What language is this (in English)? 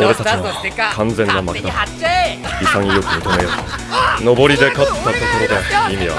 Japanese